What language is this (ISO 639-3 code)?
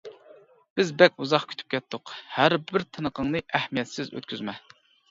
uig